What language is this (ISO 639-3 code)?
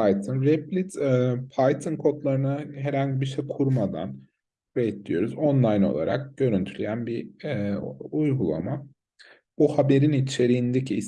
tur